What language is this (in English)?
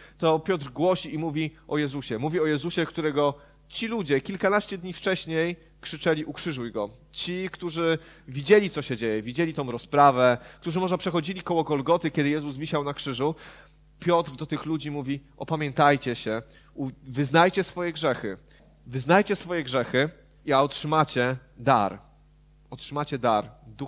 Polish